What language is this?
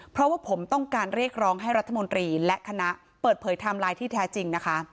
Thai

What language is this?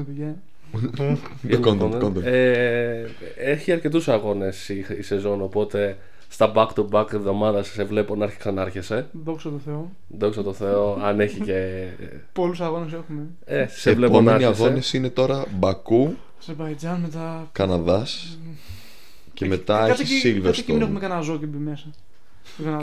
Greek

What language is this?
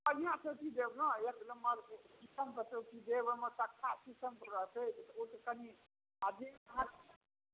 Maithili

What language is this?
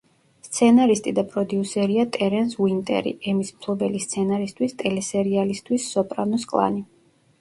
Georgian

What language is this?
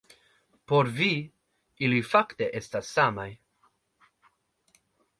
Esperanto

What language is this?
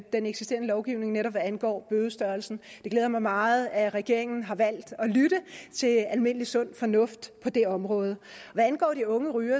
Danish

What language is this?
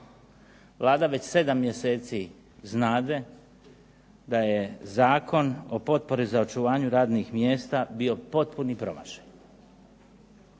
Croatian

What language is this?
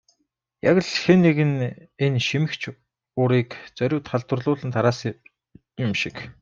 Mongolian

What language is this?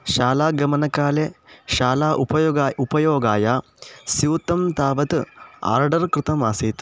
Sanskrit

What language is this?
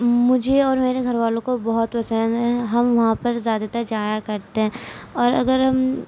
Urdu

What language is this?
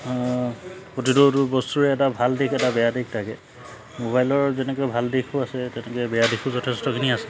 Assamese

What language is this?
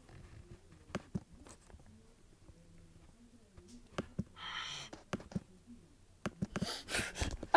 Spanish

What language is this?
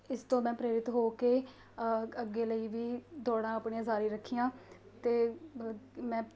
Punjabi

